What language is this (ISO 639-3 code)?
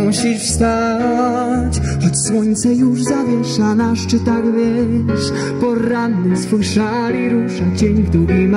pol